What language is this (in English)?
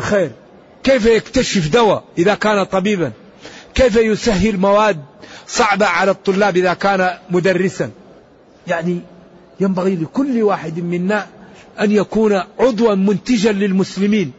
Arabic